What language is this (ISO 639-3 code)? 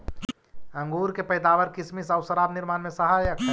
mag